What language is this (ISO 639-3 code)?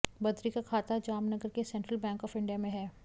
hin